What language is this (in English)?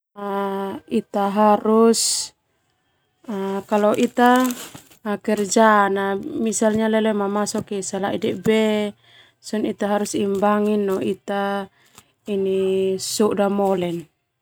Termanu